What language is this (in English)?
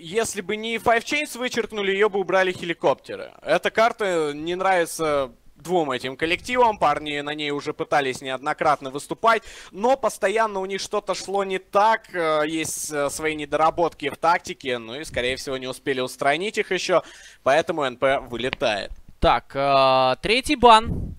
Russian